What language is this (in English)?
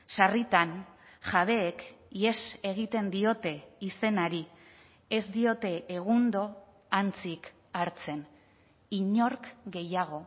Basque